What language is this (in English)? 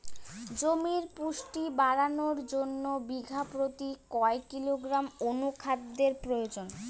Bangla